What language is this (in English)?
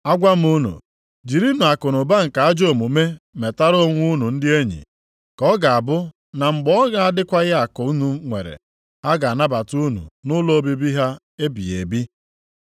Igbo